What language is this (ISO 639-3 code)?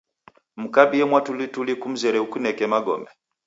dav